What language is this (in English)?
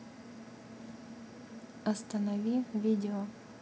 Russian